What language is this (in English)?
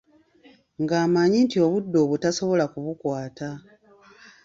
Ganda